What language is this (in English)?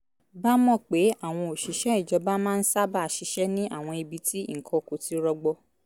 Yoruba